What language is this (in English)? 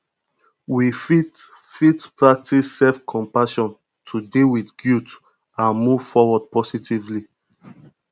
Nigerian Pidgin